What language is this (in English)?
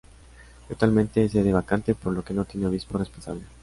Spanish